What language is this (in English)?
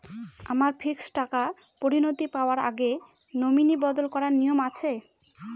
Bangla